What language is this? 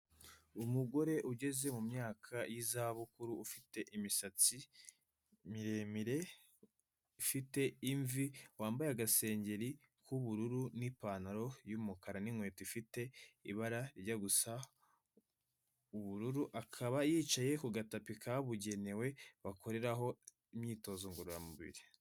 Kinyarwanda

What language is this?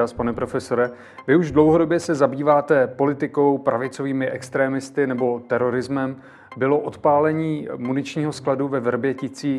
Czech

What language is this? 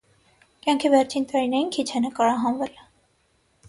Armenian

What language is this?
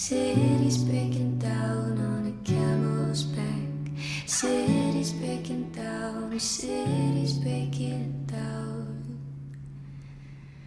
Russian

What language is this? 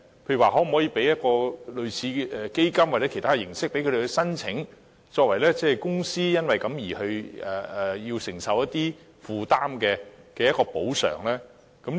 Cantonese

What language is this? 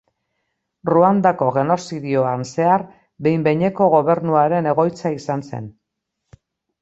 Basque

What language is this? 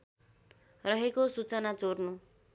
Nepali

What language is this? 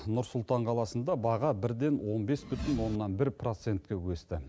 Kazakh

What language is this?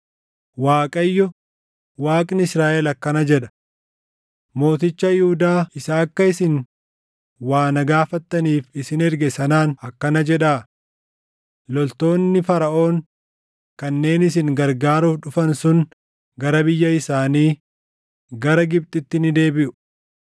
Oromo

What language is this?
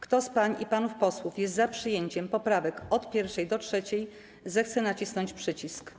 Polish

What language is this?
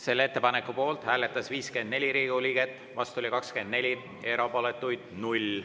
Estonian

